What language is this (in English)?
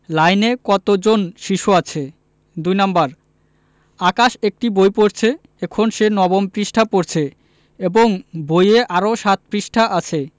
Bangla